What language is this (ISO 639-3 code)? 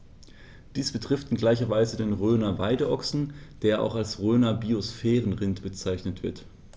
deu